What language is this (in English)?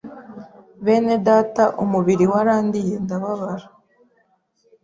Kinyarwanda